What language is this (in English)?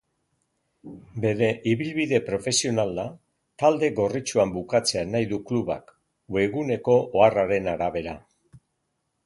Basque